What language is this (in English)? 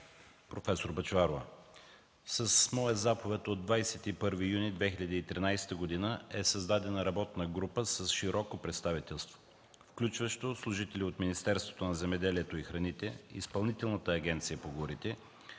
Bulgarian